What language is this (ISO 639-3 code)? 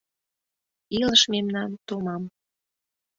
chm